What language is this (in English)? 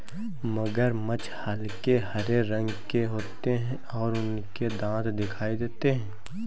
Hindi